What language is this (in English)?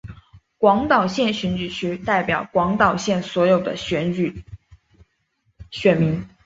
Chinese